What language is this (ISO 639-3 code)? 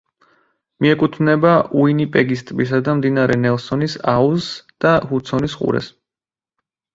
kat